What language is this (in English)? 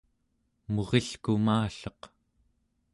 Central Yupik